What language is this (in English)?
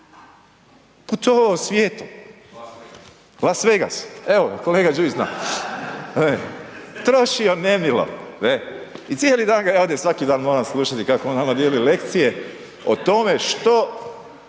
Croatian